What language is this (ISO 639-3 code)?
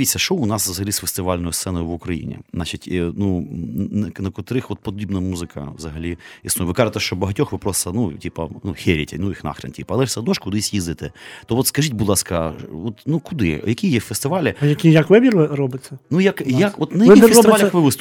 ukr